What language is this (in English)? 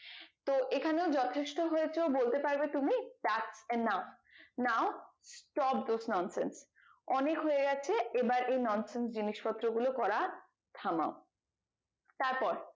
Bangla